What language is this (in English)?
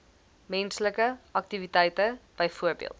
Afrikaans